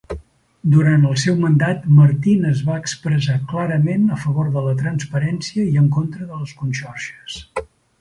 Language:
Catalan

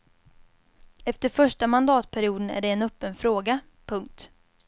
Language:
Swedish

